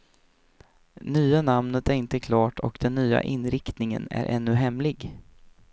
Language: Swedish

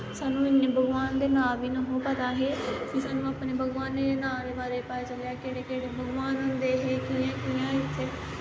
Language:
Dogri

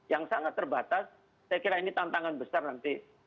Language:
Indonesian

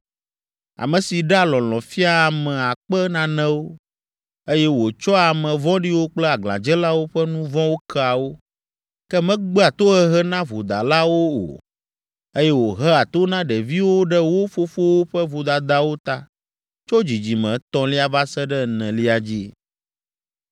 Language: Ewe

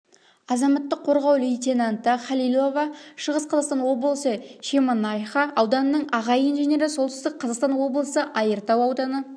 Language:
Kazakh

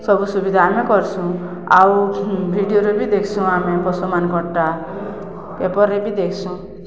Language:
Odia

